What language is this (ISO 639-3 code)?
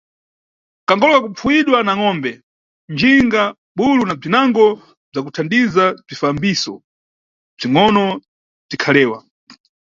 nyu